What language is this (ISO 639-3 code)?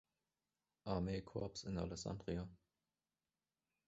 deu